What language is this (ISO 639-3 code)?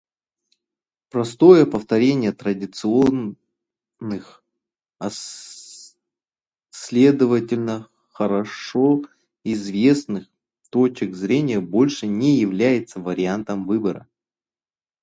rus